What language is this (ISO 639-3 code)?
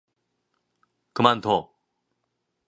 kor